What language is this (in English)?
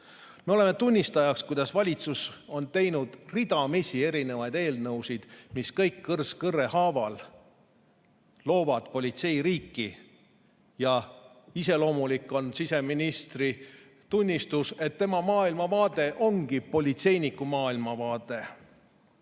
Estonian